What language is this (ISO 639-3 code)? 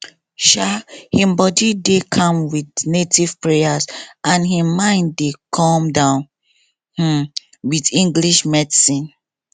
pcm